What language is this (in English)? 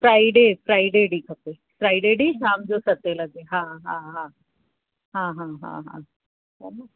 Sindhi